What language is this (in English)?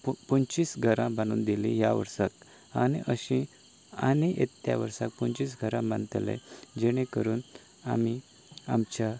Konkani